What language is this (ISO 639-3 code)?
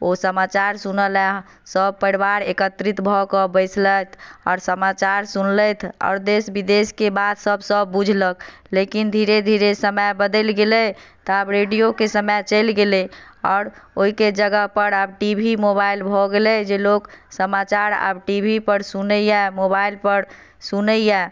mai